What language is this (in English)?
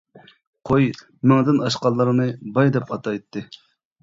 Uyghur